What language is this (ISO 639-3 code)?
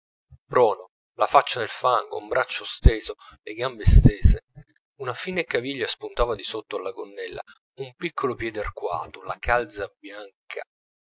ita